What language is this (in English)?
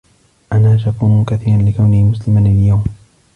Arabic